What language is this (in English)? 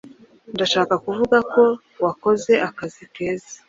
Kinyarwanda